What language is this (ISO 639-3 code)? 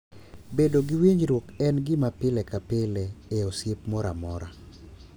luo